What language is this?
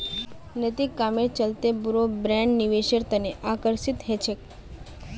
Magahi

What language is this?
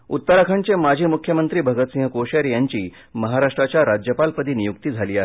Marathi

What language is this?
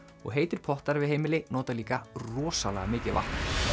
Icelandic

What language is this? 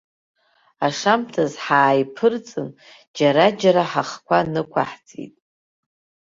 Abkhazian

